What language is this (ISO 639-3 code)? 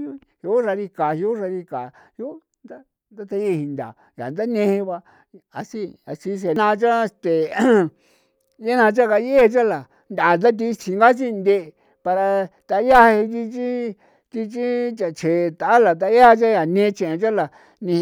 pow